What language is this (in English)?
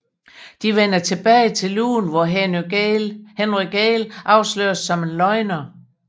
Danish